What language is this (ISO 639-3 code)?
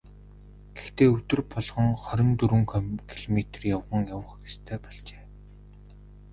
mon